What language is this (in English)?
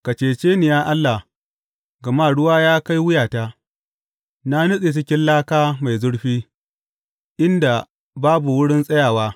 Hausa